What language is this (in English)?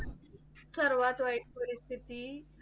Marathi